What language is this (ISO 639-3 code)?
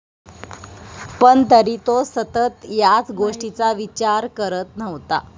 mar